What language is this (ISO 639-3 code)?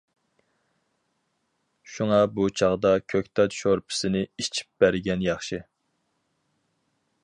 uig